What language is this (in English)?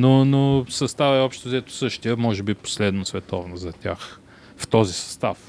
Bulgarian